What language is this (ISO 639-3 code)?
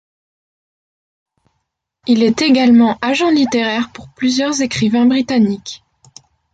fra